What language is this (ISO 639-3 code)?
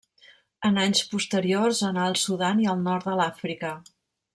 cat